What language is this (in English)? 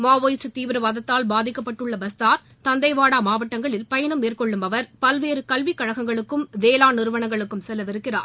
Tamil